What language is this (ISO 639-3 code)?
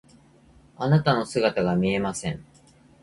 jpn